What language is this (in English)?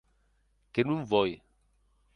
Occitan